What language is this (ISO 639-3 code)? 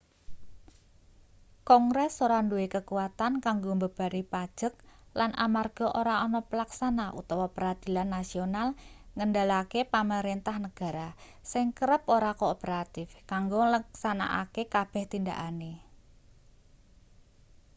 jav